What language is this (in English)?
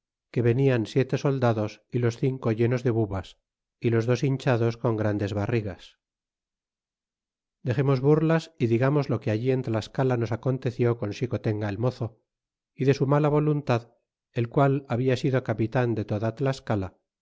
Spanish